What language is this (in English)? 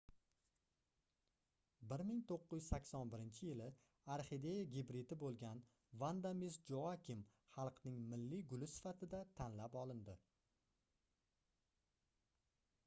Uzbek